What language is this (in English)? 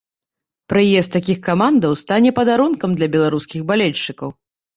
Belarusian